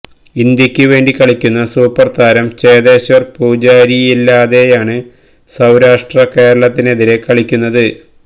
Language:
Malayalam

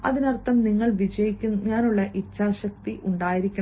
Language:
Malayalam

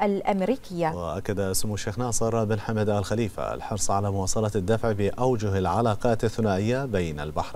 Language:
Arabic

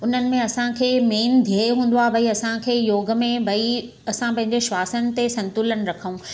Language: Sindhi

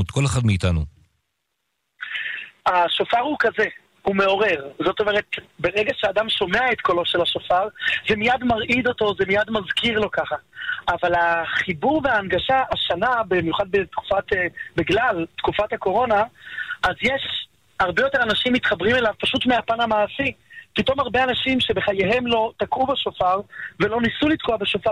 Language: Hebrew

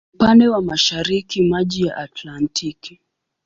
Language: Swahili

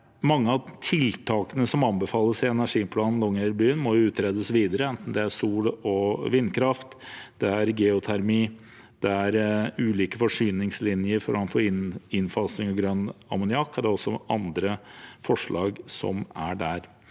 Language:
Norwegian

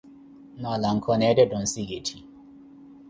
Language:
Koti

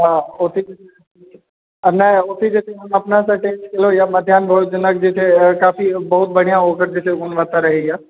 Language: Maithili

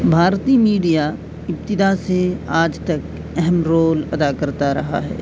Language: Urdu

